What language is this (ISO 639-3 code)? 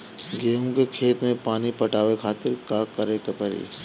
bho